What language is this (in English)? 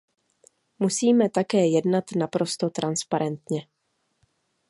Czech